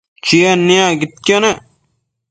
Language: Matsés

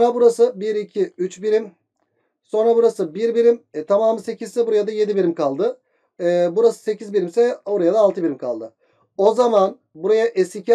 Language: Turkish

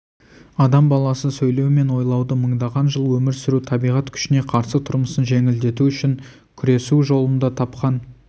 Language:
Kazakh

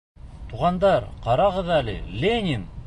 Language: Bashkir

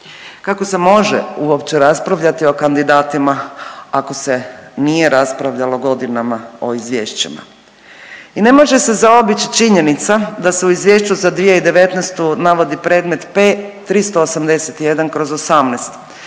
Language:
Croatian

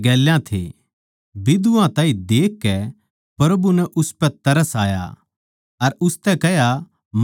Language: Haryanvi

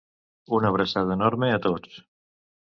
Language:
Catalan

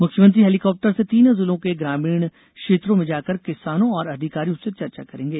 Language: Hindi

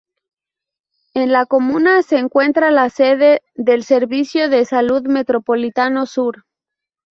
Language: Spanish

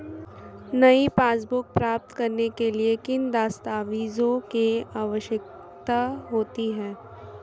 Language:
Hindi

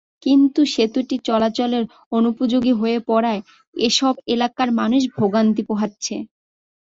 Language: Bangla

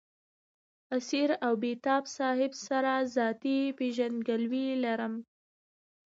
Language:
Pashto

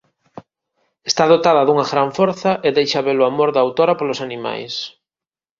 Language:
Galician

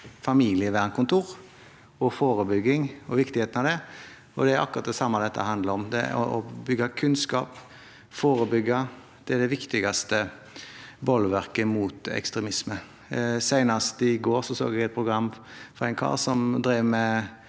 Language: Norwegian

